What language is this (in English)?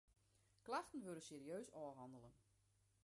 Western Frisian